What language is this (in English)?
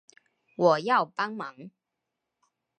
Chinese